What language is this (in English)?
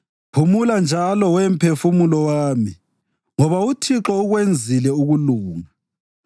North Ndebele